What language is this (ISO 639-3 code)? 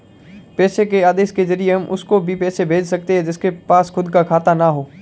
hin